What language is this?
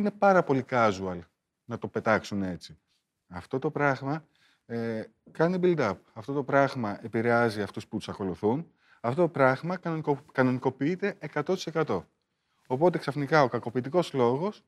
Greek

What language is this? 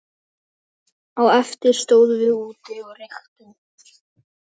Icelandic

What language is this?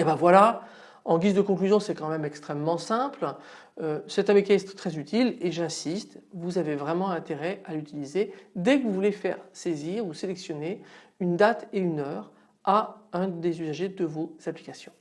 French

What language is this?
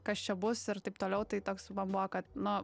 Lithuanian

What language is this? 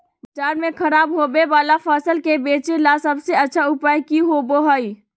Magahi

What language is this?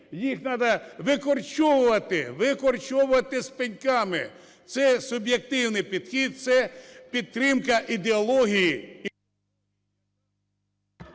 Ukrainian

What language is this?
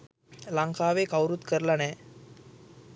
Sinhala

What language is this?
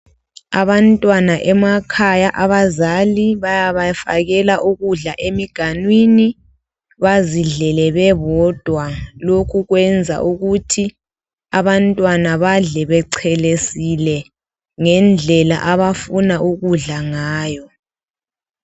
North Ndebele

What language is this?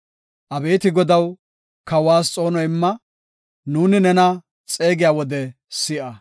Gofa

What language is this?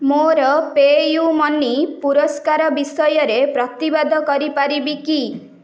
Odia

